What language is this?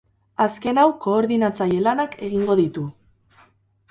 Basque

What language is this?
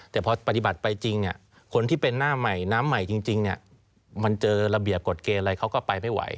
Thai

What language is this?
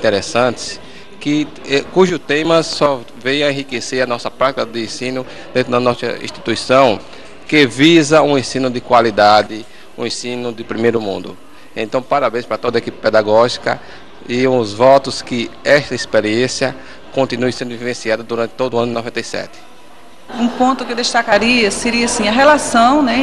Portuguese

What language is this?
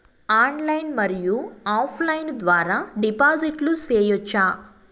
Telugu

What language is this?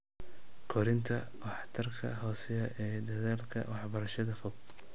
Somali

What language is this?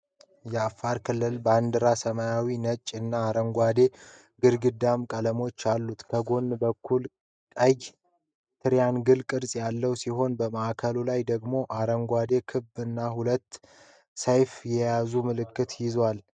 Amharic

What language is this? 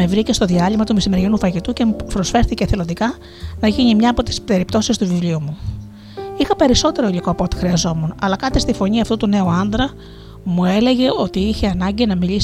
Greek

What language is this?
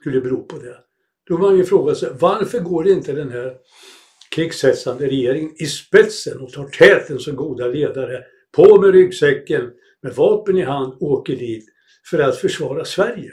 Swedish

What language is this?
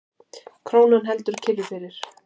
Icelandic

